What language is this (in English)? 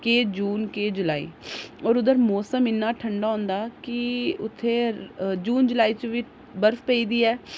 Dogri